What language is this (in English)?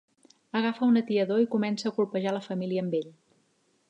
Catalan